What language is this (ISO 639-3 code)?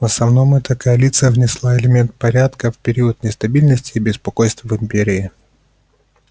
rus